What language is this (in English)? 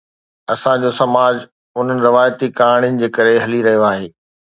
Sindhi